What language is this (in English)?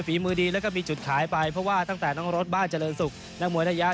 Thai